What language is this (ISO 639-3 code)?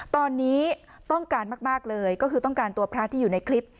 tha